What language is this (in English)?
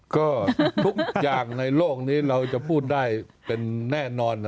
Thai